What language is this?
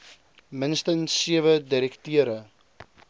Afrikaans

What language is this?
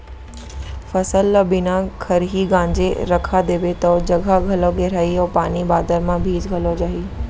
Chhattisgarhi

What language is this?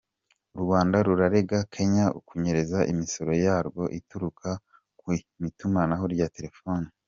Kinyarwanda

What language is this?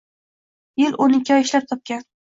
Uzbek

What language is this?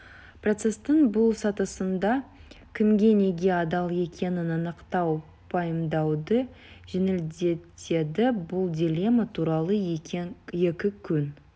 Kazakh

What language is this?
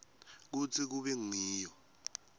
Swati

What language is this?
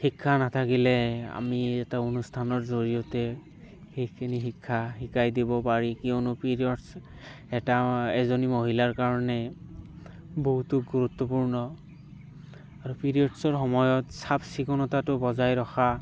Assamese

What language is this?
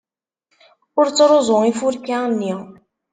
Kabyle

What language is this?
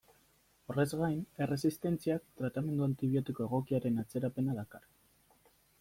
Basque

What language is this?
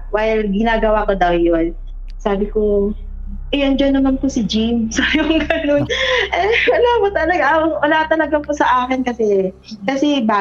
Filipino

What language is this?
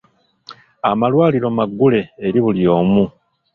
Ganda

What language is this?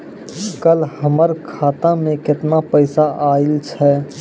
Maithili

